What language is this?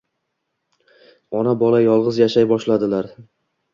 Uzbek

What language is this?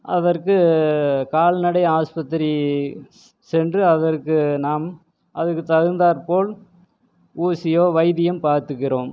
Tamil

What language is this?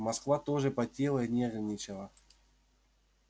Russian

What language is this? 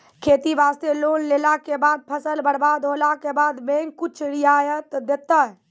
Maithili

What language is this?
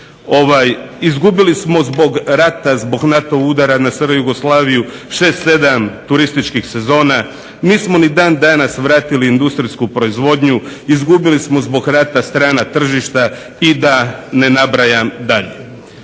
Croatian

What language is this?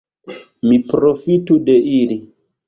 Esperanto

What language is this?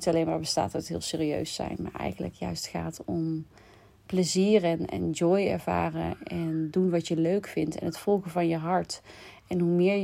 Dutch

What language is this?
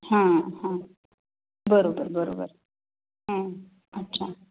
Marathi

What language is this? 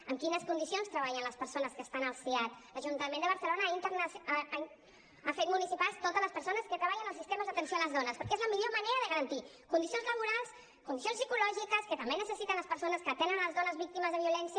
Catalan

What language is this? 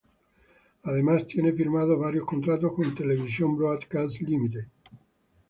Spanish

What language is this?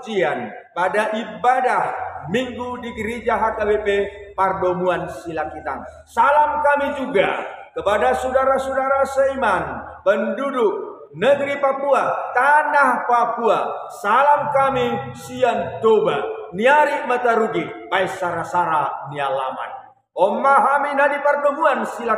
Indonesian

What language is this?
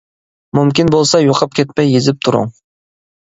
Uyghur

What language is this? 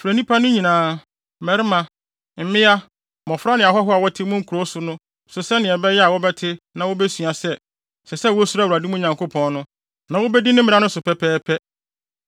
Akan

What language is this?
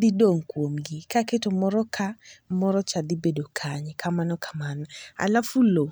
Luo (Kenya and Tanzania)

